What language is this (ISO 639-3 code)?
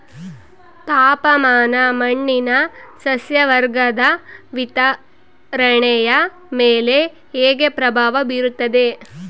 kan